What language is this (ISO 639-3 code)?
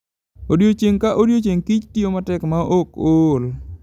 luo